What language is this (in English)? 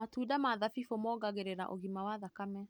Kikuyu